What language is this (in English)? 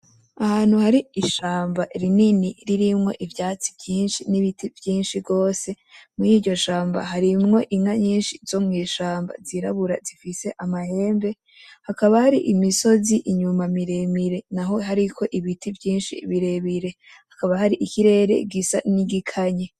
Rundi